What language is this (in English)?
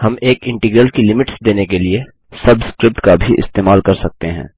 Hindi